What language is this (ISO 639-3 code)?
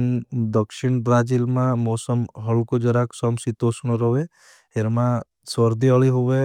bhb